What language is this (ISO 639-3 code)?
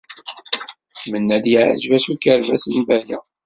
kab